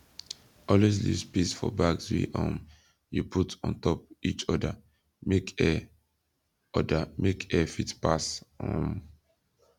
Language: Nigerian Pidgin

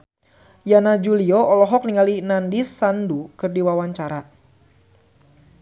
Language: Sundanese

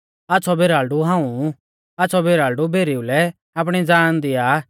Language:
Mahasu Pahari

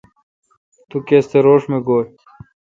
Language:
Kalkoti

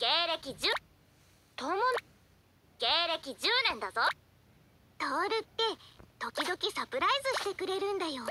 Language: Japanese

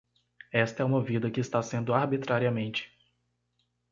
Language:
Portuguese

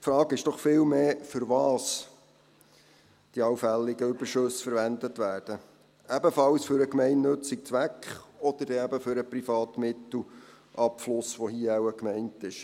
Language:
Swiss German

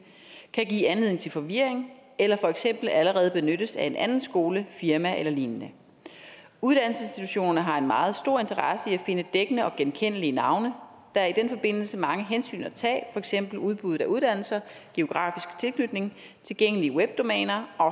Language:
Danish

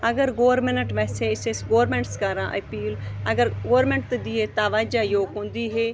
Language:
Kashmiri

